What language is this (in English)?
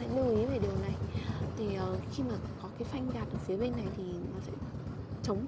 Vietnamese